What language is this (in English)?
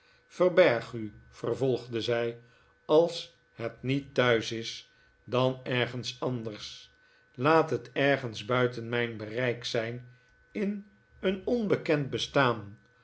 Dutch